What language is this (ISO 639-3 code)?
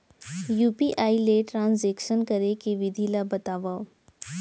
hne